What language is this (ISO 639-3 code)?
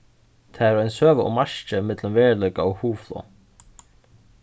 fao